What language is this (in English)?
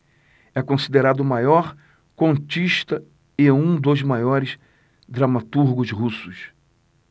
Portuguese